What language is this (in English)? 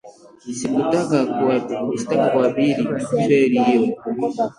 Swahili